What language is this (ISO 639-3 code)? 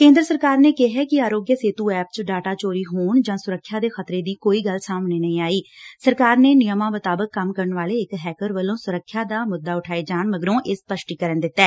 pan